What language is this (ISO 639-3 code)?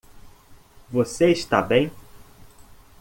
por